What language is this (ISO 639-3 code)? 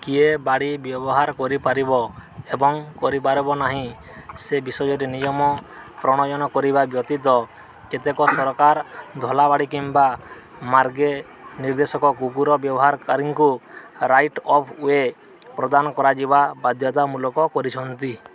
ori